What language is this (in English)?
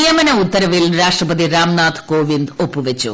Malayalam